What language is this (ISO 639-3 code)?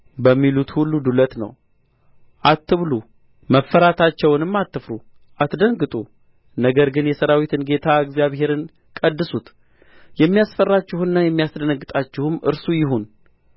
amh